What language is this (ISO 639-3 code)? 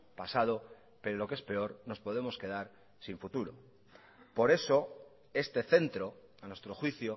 spa